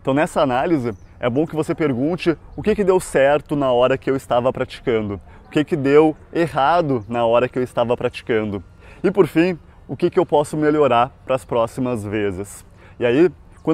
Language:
Portuguese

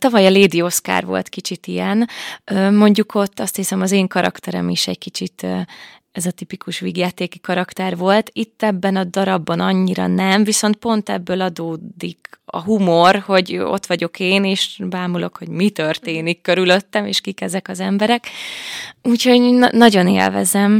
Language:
Hungarian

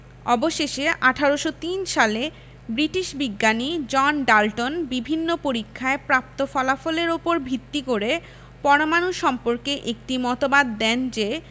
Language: Bangla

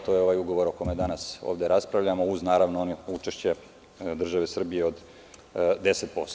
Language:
Serbian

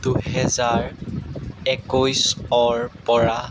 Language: Assamese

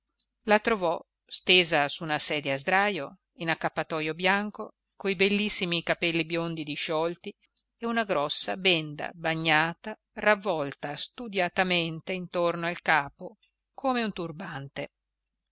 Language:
Italian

